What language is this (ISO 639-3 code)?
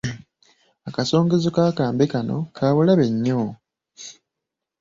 lug